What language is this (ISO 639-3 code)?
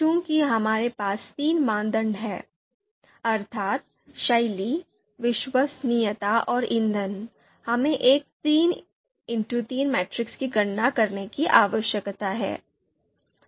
hin